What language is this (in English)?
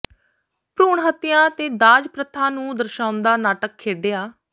Punjabi